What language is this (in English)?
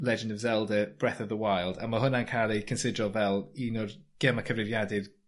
Welsh